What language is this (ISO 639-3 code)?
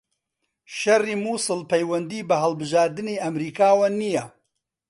ckb